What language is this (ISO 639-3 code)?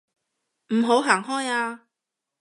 yue